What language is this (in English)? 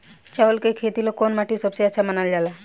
Bhojpuri